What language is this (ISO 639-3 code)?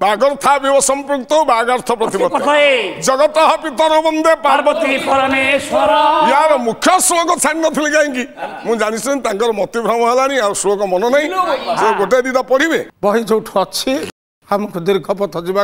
kor